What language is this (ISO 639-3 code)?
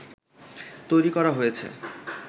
ben